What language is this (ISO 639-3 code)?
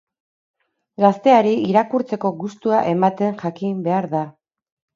eus